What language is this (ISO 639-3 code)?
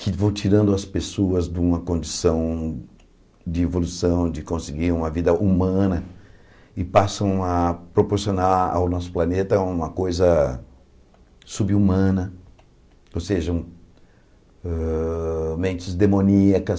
por